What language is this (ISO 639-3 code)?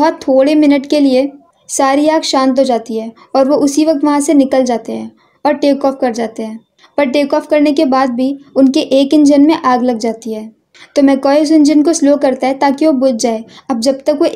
hin